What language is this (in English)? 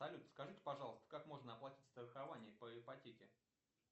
Russian